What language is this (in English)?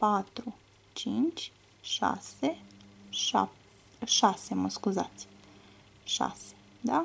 Romanian